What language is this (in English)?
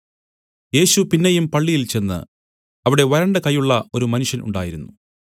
Malayalam